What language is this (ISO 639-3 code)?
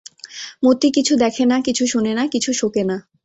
ben